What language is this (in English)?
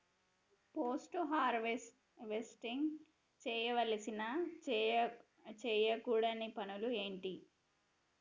Telugu